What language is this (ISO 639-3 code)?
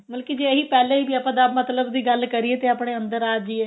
pan